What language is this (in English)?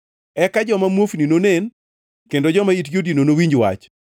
Luo (Kenya and Tanzania)